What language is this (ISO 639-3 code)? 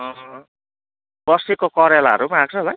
nep